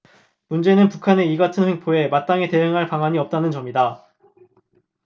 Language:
Korean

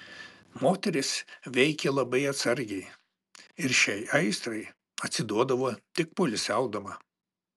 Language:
Lithuanian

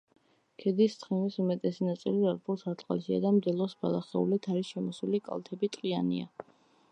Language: Georgian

